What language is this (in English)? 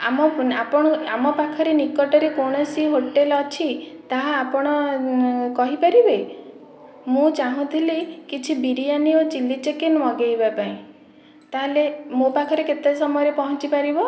Odia